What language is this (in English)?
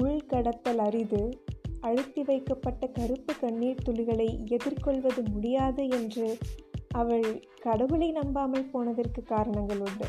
Tamil